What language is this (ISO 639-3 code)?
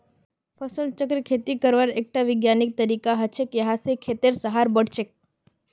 mag